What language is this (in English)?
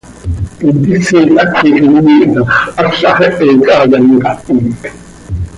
Seri